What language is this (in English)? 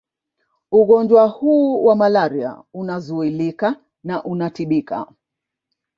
Swahili